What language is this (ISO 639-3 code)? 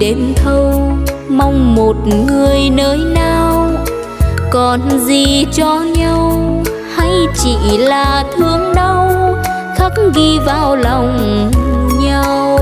vie